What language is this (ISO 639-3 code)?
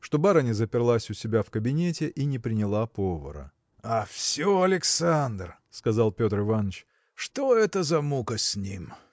rus